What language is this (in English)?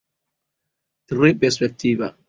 Esperanto